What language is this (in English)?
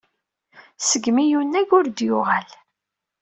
Kabyle